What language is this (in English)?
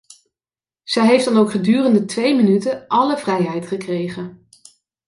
Dutch